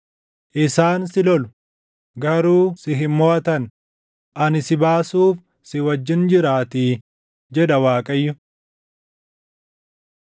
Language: Oromo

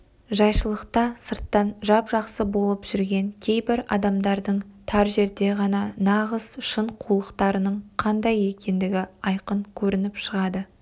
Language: Kazakh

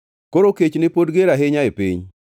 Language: Luo (Kenya and Tanzania)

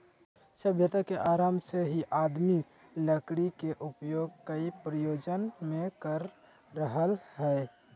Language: Magahi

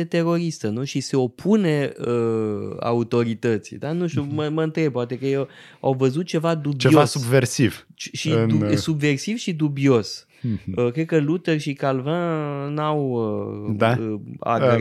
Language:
Romanian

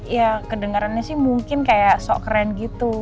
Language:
Indonesian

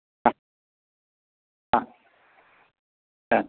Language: Sanskrit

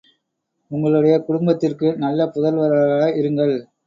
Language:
Tamil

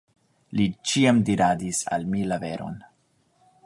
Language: Esperanto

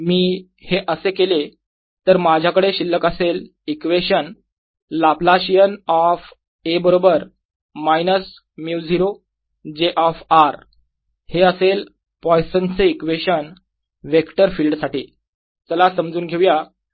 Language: Marathi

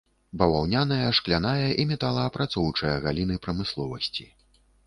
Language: Belarusian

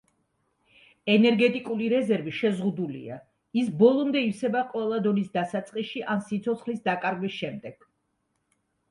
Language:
Georgian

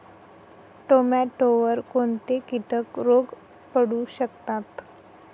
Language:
Marathi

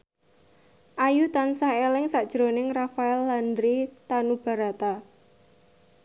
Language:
Javanese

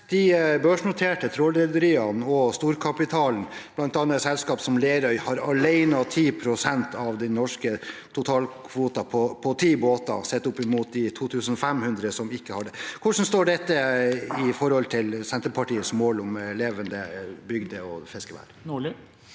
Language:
Norwegian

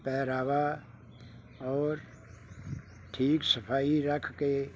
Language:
Punjabi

